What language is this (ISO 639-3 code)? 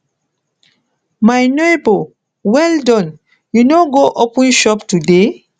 pcm